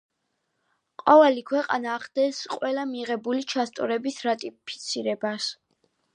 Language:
Georgian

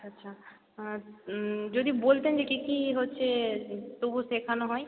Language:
Bangla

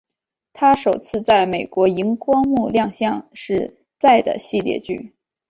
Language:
Chinese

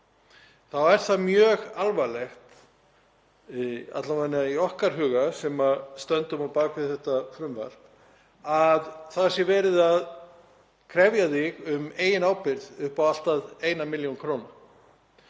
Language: Icelandic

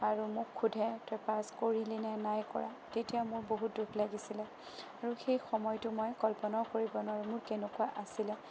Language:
Assamese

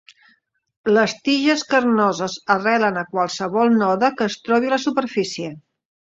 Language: Catalan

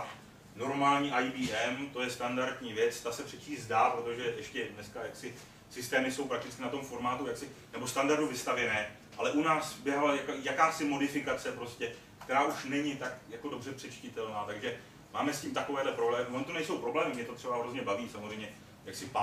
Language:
Czech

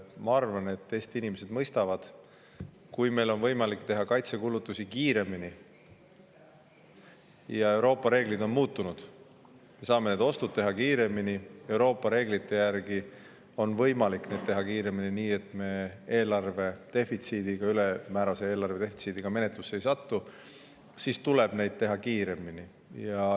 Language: Estonian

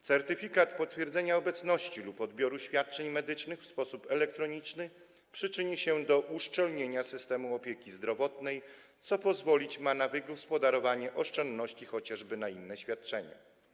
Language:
Polish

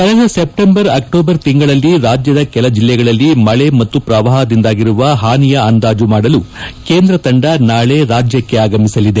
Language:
Kannada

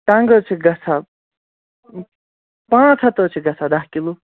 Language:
Kashmiri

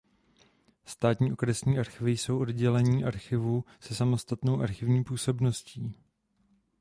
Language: Czech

